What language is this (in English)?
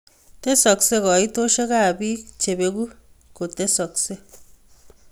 Kalenjin